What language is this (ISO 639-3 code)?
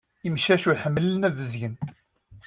kab